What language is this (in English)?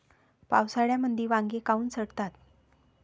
Marathi